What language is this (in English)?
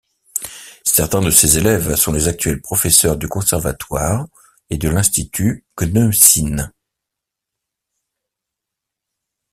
French